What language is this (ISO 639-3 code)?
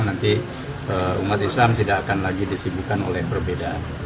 ind